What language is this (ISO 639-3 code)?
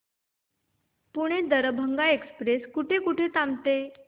mar